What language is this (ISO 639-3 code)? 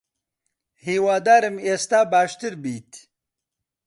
ckb